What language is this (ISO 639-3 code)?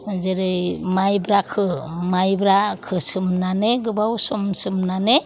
brx